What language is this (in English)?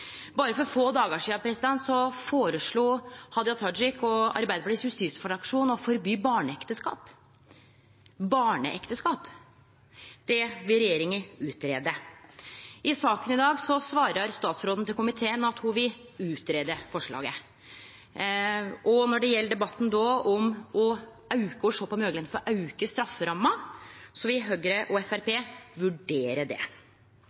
Norwegian Nynorsk